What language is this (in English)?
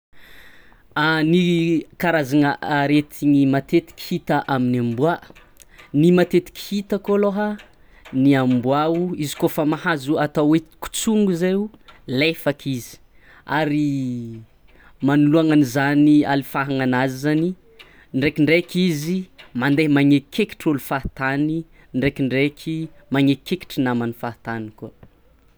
Tsimihety Malagasy